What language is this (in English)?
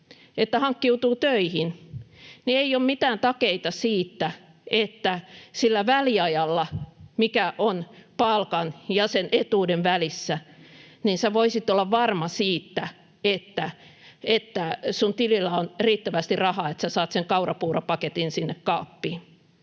Finnish